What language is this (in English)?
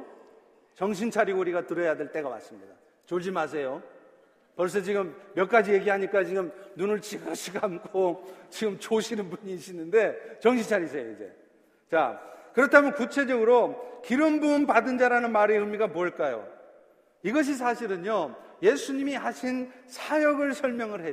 Korean